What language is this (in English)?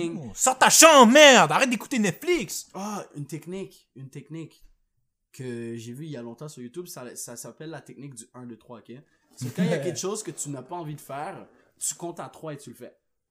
French